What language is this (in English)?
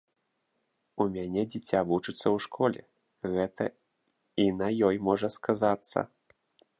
Belarusian